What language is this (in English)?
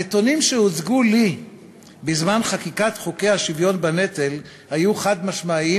Hebrew